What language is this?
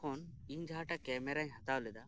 Santali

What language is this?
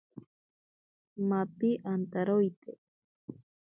Ashéninka Perené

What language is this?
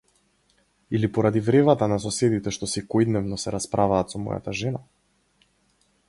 Macedonian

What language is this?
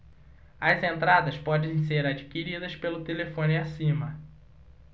Portuguese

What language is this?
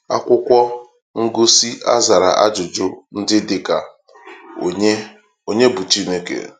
Igbo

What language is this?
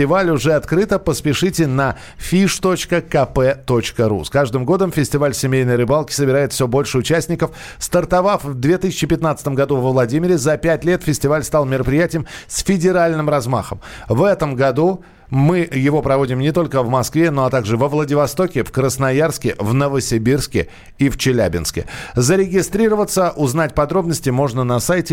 Russian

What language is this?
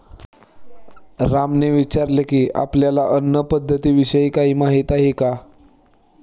Marathi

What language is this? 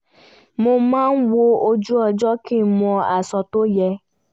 Yoruba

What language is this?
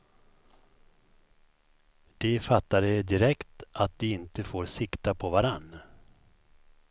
Swedish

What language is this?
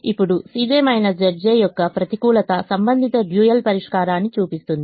Telugu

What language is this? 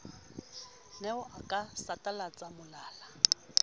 Southern Sotho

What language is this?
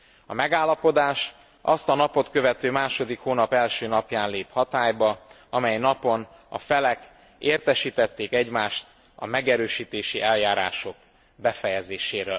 Hungarian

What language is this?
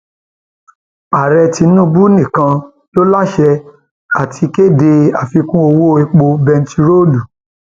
Yoruba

